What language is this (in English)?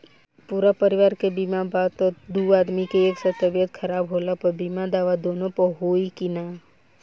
Bhojpuri